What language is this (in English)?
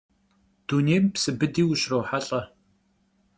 Kabardian